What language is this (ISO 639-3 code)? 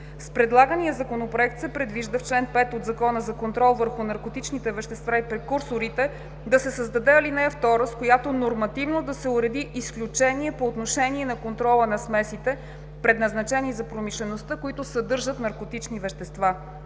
bul